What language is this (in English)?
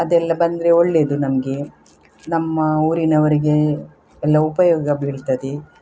Kannada